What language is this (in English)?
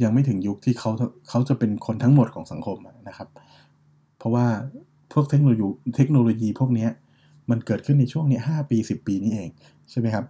Thai